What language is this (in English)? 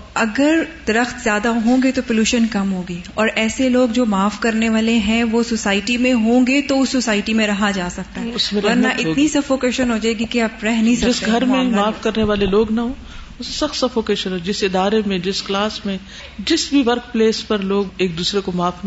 Urdu